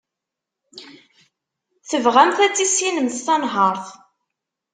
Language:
Kabyle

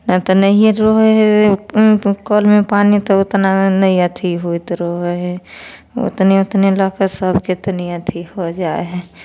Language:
Maithili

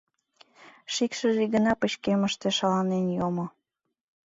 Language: Mari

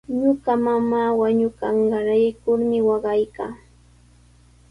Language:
Sihuas Ancash Quechua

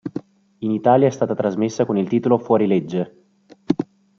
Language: Italian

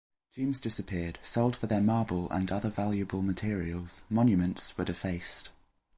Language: English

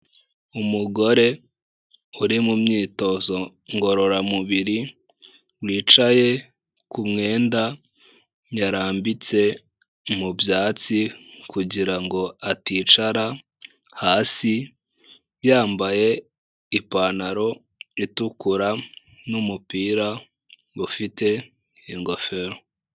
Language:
Kinyarwanda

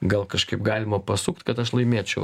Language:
Lithuanian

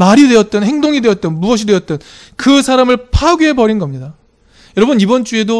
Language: Korean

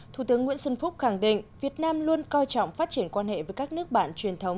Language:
Vietnamese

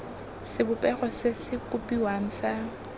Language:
Tswana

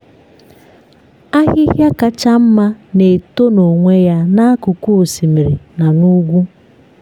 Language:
Igbo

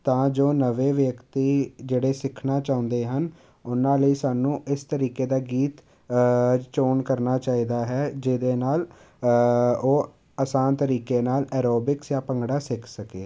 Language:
Punjabi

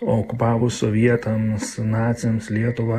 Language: Lithuanian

